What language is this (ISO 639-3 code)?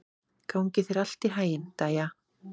isl